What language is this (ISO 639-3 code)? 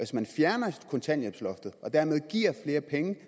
dan